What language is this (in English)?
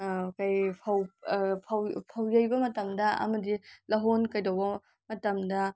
Manipuri